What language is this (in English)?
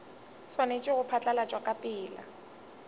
Northern Sotho